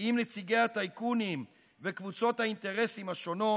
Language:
Hebrew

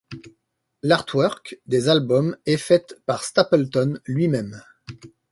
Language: French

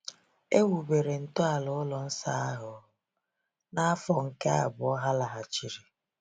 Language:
Igbo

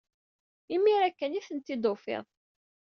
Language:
Kabyle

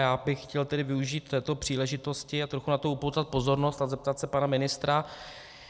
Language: Czech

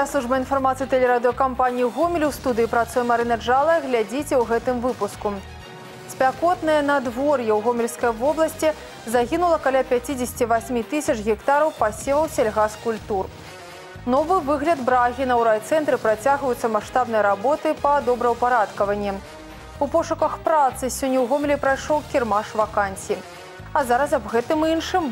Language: Russian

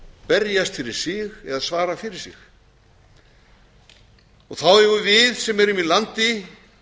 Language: Icelandic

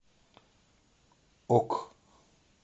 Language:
Russian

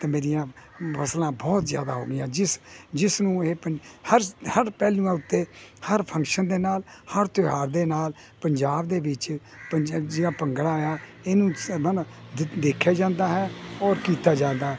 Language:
Punjabi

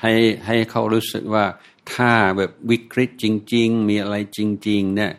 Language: Thai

